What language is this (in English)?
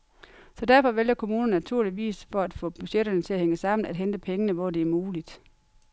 Danish